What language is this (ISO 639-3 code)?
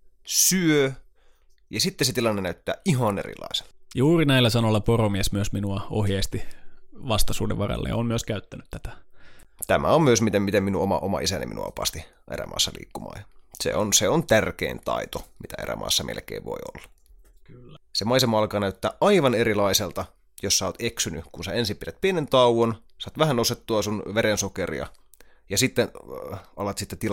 fin